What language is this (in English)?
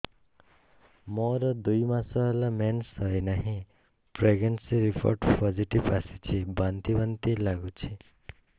Odia